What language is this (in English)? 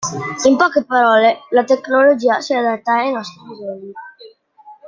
Italian